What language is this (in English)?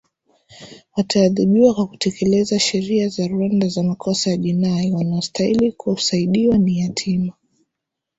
Swahili